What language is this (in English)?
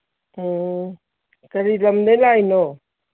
Manipuri